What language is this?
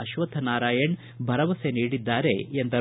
Kannada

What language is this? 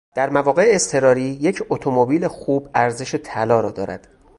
Persian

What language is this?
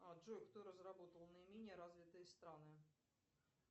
Russian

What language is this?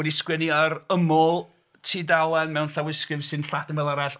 Welsh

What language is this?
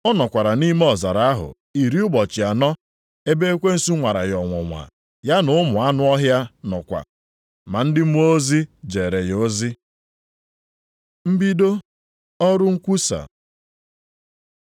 Igbo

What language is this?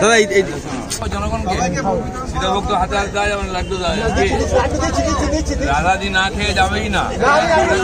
Bangla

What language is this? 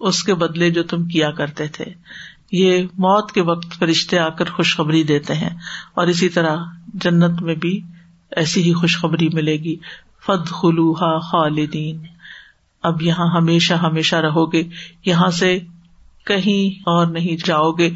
Urdu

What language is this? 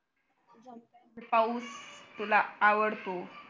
Marathi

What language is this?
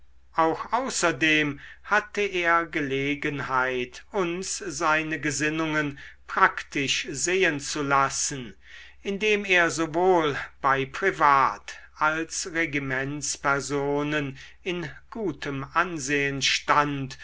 German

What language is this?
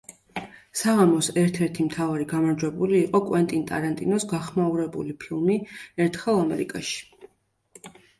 Georgian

